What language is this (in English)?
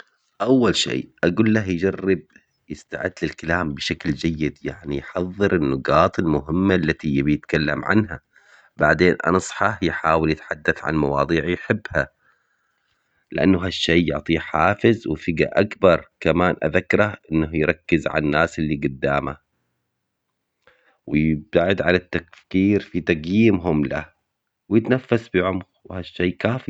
Omani Arabic